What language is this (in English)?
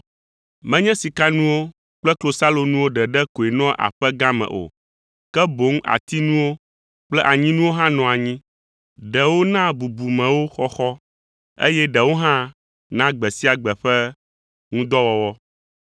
Ewe